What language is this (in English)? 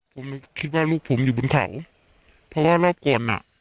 Thai